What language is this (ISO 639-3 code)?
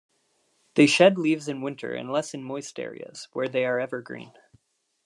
eng